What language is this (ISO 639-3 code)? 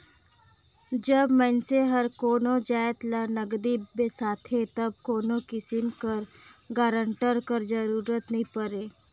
hne